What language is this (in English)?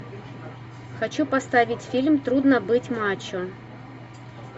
Russian